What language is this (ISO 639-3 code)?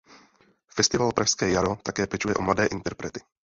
ces